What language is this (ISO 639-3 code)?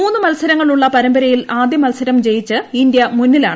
mal